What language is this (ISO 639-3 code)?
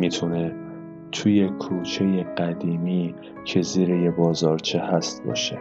fas